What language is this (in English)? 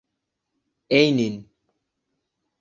Bangla